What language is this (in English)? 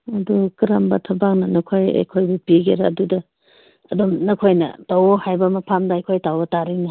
Manipuri